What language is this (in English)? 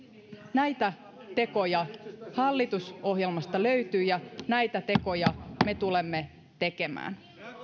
Finnish